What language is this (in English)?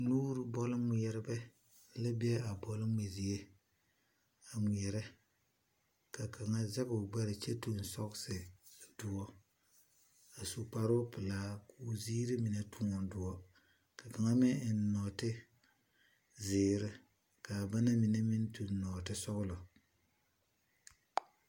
Southern Dagaare